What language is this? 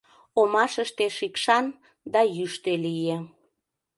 Mari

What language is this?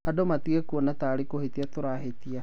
Kikuyu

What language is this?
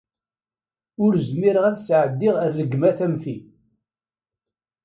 Kabyle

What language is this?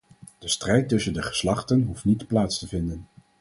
Dutch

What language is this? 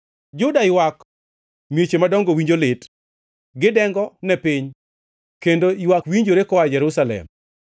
Luo (Kenya and Tanzania)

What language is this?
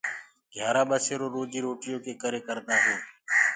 Gurgula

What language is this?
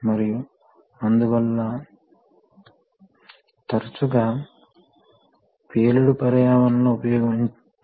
Telugu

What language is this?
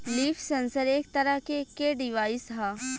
Bhojpuri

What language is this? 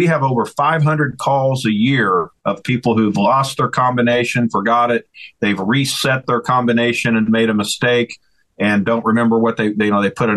English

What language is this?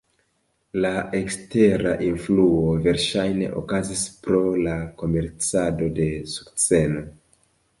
Esperanto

